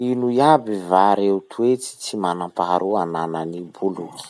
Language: Masikoro Malagasy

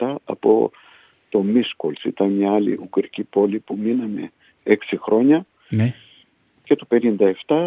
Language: Greek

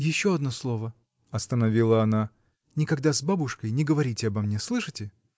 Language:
Russian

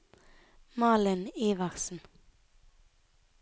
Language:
Norwegian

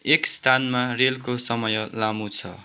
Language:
Nepali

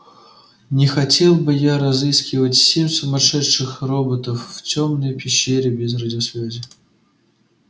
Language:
Russian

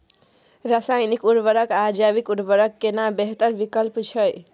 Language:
Maithili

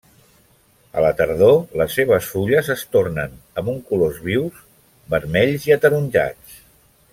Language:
Catalan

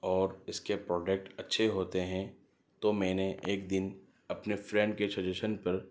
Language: Urdu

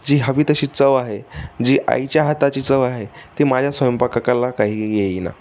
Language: Marathi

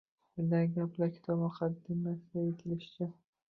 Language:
Uzbek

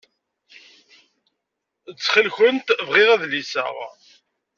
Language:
Kabyle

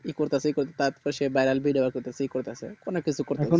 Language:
Bangla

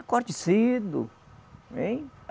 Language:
Portuguese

